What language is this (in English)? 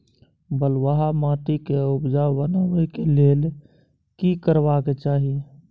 Maithili